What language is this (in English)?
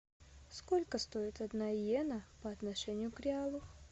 Russian